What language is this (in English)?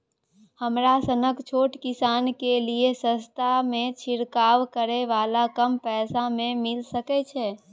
Maithili